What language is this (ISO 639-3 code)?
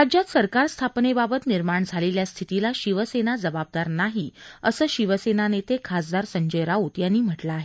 mar